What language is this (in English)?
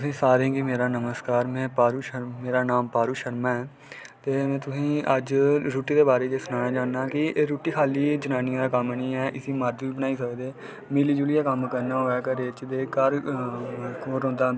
Dogri